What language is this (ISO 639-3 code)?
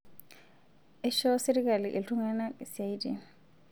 mas